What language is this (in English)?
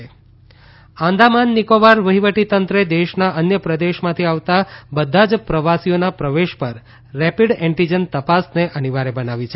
Gujarati